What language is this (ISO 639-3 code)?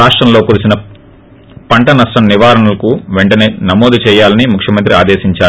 tel